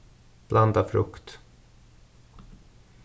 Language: Faroese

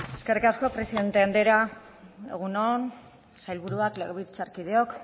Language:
Basque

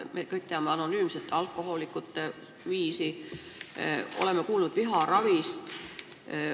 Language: Estonian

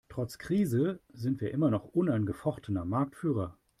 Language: German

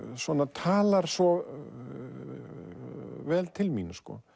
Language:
Icelandic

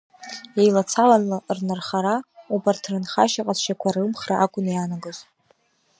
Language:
Abkhazian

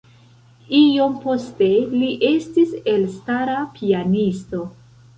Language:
Esperanto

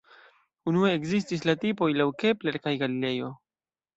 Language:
Esperanto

